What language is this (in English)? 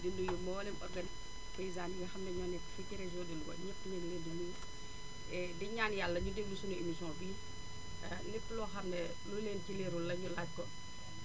Wolof